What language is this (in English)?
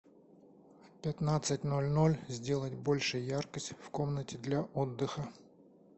Russian